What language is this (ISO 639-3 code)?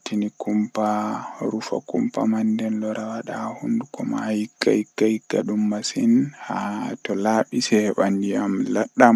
fuh